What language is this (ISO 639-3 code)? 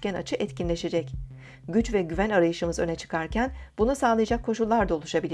tur